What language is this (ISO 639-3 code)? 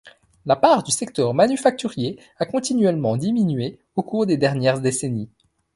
fra